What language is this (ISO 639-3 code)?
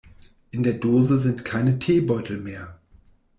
deu